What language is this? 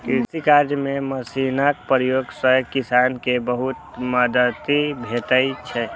Maithili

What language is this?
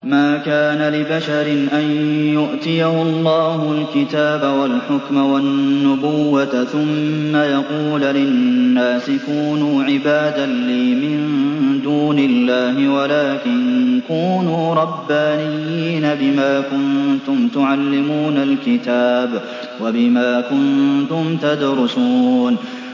Arabic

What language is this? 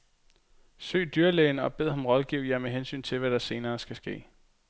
Danish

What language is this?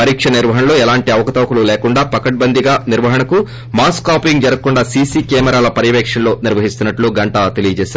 Telugu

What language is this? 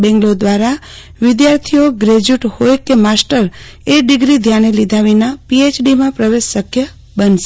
Gujarati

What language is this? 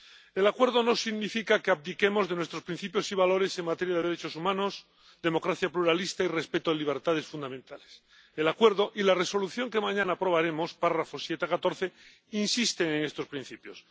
Spanish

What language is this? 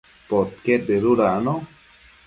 Matsés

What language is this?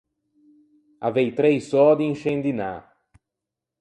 Ligurian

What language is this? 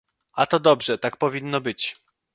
Polish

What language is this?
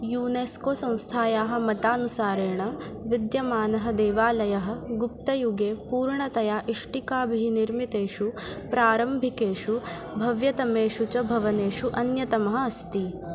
Sanskrit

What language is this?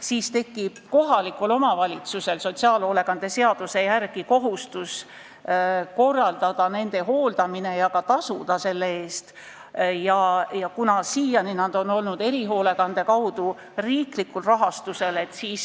Estonian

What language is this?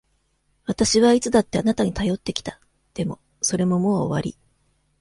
Japanese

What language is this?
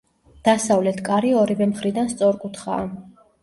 Georgian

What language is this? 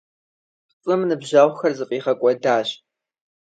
Kabardian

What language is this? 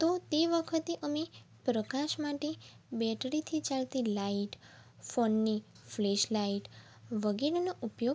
Gujarati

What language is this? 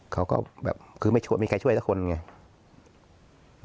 Thai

